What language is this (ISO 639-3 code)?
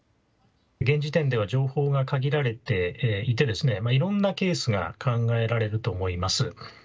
jpn